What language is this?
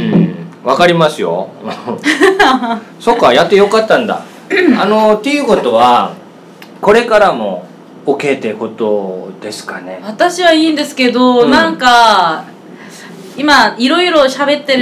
Japanese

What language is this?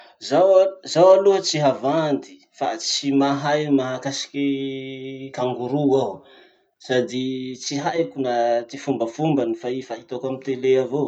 Masikoro Malagasy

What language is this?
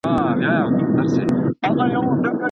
Pashto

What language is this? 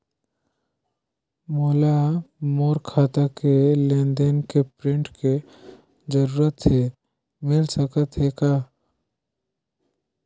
Chhattisgarhi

